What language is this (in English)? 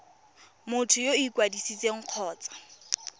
Tswana